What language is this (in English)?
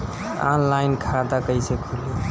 Bhojpuri